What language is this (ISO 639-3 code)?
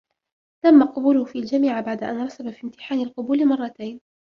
ara